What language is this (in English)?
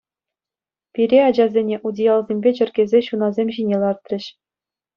Chuvash